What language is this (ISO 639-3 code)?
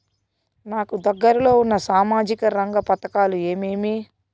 tel